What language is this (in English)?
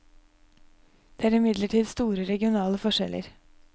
Norwegian